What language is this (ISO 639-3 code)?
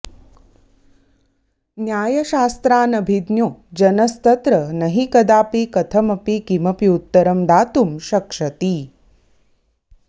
san